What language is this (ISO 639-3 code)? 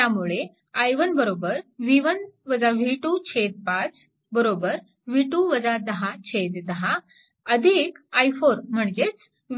mar